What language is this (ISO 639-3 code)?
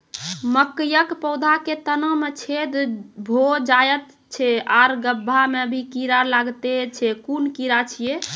mai